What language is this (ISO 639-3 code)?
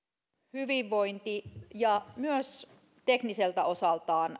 fin